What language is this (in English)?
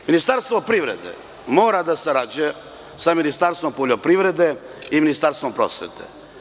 Serbian